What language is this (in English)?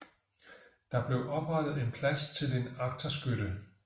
Danish